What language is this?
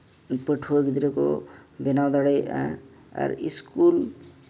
Santali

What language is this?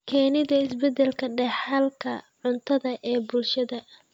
Somali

